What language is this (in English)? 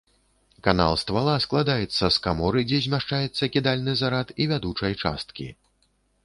Belarusian